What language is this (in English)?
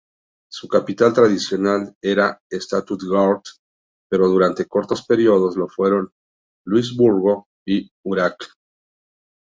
Spanish